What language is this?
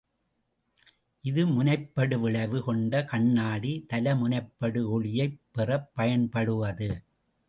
Tamil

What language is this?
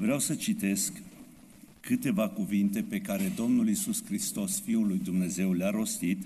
Romanian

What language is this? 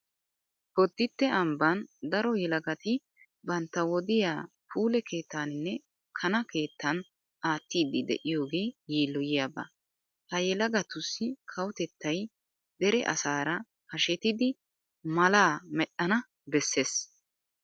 Wolaytta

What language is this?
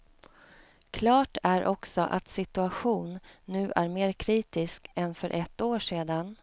Swedish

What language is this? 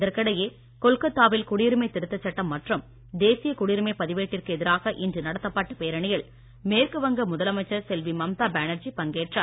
Tamil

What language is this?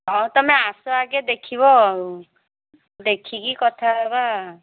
Odia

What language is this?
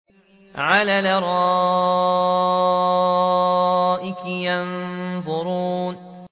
Arabic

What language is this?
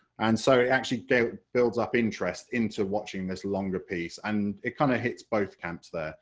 English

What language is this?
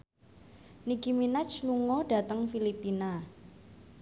Javanese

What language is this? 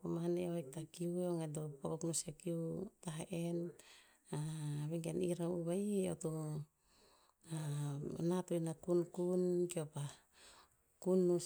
Tinputz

